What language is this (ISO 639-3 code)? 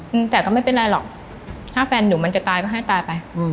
tha